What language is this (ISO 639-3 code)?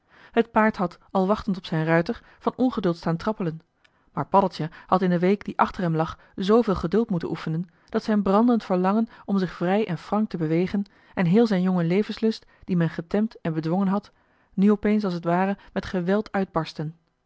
nld